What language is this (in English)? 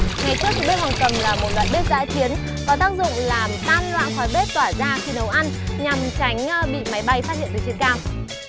Vietnamese